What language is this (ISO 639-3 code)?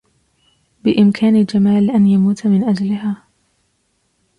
ara